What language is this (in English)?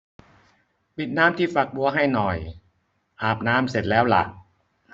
Thai